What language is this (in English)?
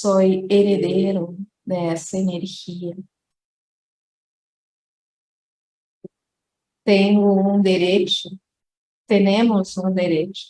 Portuguese